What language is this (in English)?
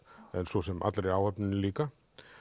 Icelandic